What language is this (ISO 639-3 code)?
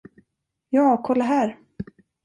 swe